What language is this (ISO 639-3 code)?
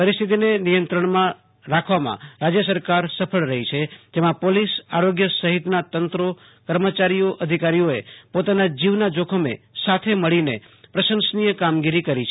guj